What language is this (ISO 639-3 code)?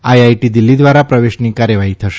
guj